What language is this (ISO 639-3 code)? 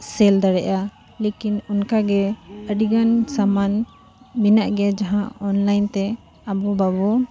sat